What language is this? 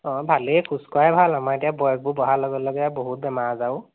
Assamese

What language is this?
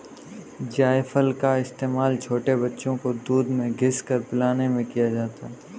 Hindi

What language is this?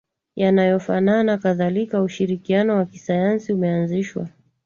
Swahili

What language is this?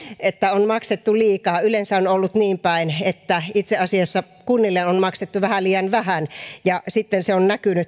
Finnish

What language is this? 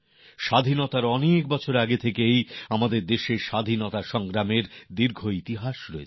Bangla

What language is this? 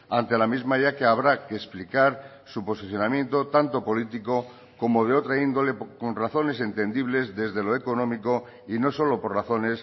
Spanish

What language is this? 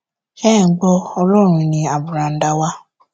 Yoruba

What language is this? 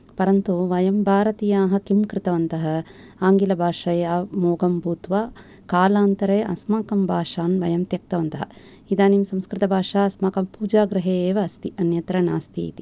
Sanskrit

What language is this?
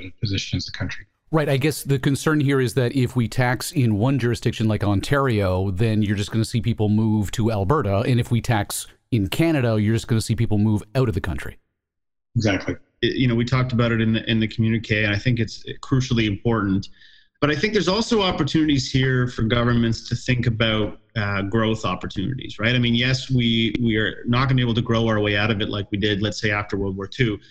English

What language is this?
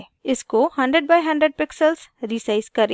Hindi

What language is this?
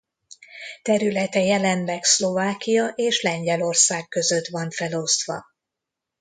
Hungarian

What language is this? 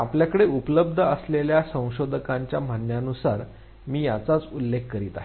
Marathi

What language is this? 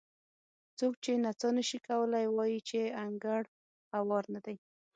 Pashto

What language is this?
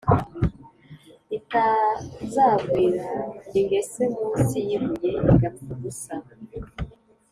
Kinyarwanda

